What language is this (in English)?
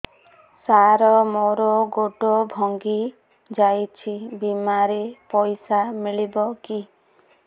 Odia